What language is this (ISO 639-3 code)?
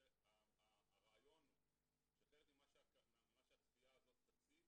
heb